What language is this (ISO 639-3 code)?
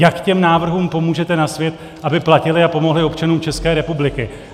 ces